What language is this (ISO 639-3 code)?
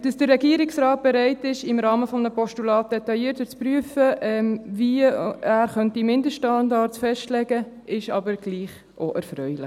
gsw